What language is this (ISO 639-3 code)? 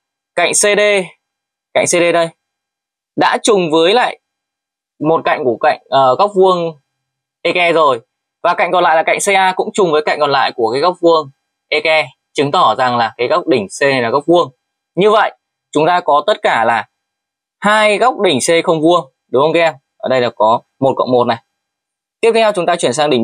vie